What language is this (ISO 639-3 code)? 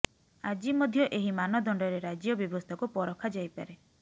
ori